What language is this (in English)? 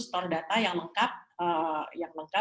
Indonesian